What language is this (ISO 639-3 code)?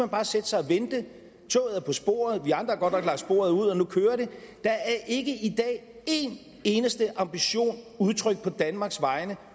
dan